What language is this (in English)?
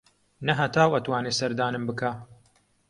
Central Kurdish